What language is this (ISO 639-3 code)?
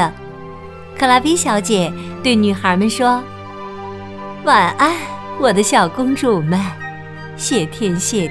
zho